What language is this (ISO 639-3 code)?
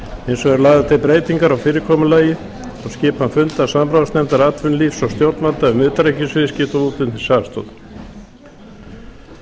isl